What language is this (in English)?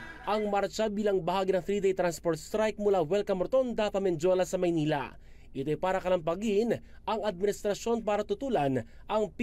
Filipino